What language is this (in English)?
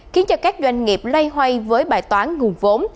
Vietnamese